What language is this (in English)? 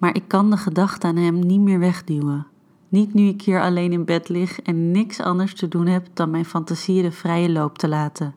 Dutch